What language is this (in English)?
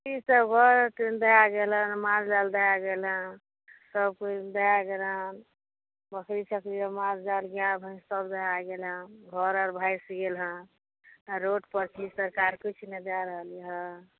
Maithili